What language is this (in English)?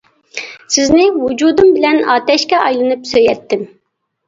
Uyghur